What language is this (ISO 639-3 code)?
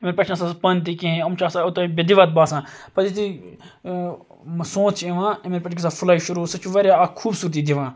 kas